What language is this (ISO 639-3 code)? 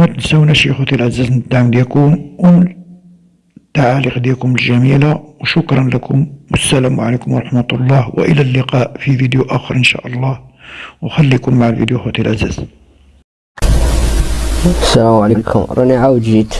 ara